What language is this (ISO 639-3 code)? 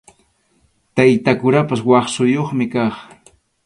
qxu